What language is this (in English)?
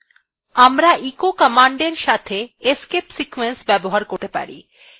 Bangla